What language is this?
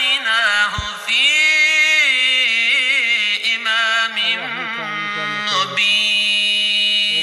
Arabic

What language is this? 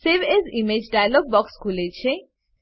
Gujarati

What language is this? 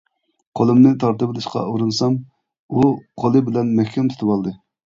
Uyghur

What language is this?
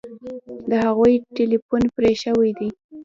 Pashto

